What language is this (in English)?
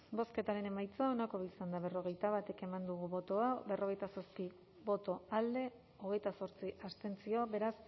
Basque